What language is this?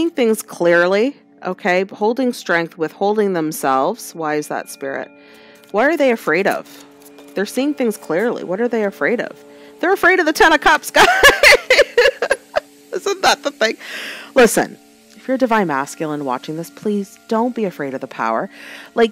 English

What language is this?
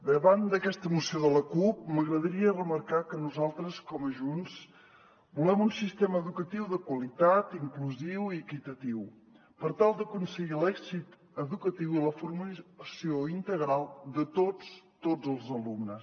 Catalan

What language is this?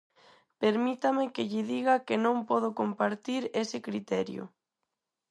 Galician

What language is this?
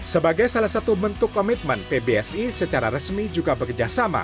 Indonesian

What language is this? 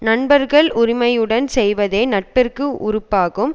Tamil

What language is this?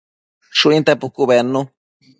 Matsés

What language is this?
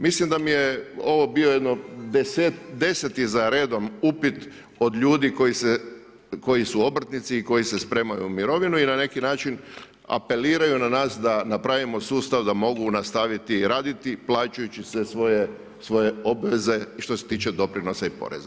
Croatian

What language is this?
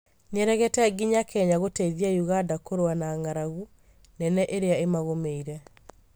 Kikuyu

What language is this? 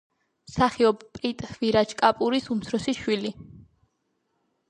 Georgian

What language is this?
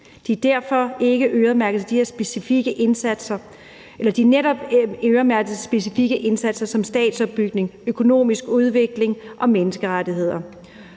Danish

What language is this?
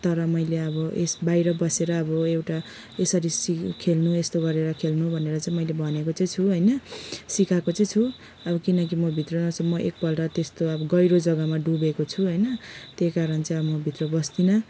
Nepali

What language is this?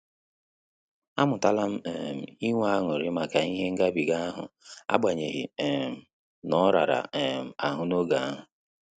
Igbo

